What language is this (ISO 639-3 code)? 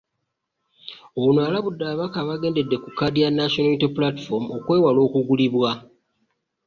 lug